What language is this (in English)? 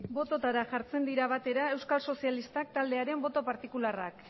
Basque